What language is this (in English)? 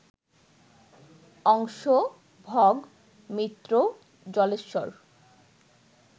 Bangla